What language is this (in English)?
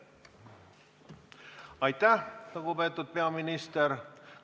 Estonian